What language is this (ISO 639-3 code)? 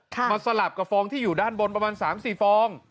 tha